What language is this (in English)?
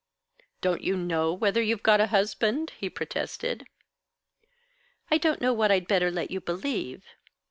English